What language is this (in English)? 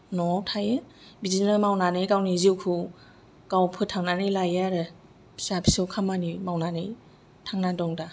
Bodo